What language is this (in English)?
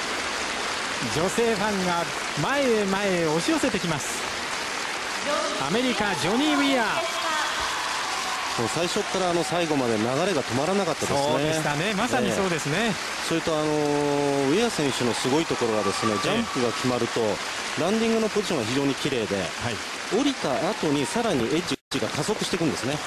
Japanese